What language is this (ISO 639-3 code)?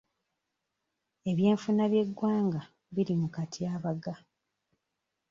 lug